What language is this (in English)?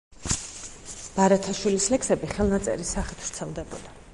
Georgian